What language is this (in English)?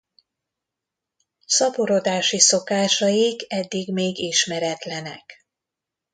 Hungarian